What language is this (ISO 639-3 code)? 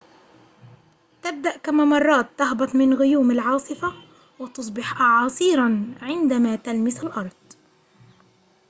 ara